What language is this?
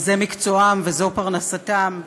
Hebrew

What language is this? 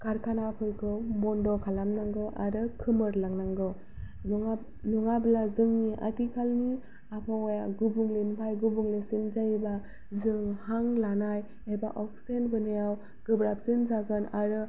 Bodo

